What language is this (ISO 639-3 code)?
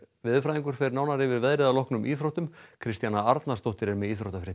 isl